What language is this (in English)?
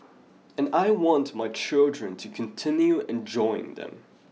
English